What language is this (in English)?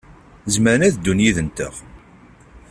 Kabyle